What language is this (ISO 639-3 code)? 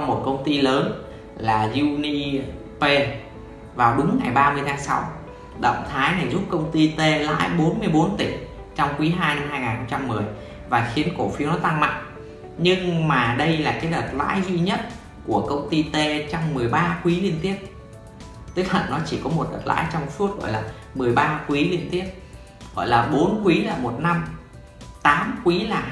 vie